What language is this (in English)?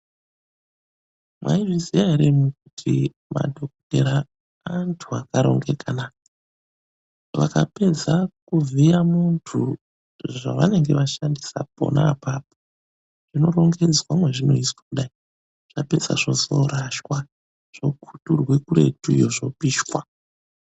Ndau